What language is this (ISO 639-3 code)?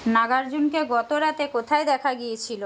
ben